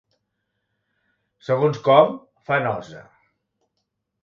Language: Catalan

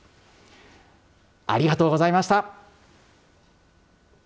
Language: Japanese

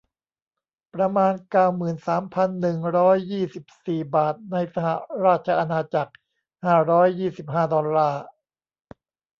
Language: Thai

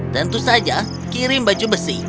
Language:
Indonesian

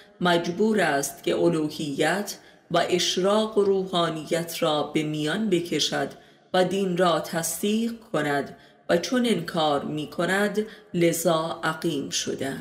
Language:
Persian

